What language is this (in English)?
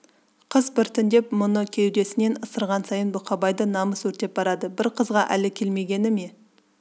Kazakh